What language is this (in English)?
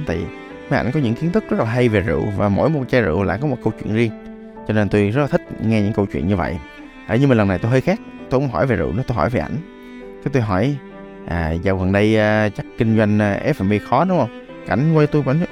Vietnamese